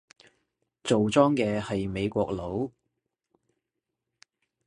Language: Cantonese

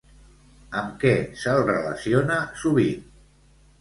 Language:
Catalan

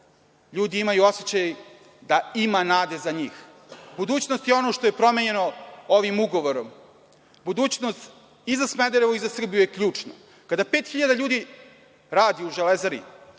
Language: Serbian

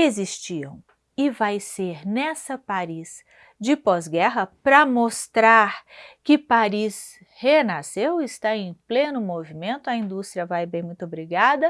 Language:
Portuguese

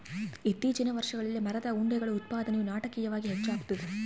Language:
Kannada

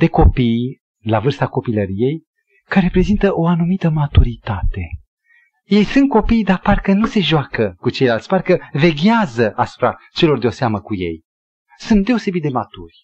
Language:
Romanian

